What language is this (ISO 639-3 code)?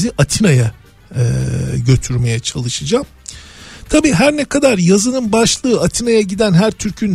tur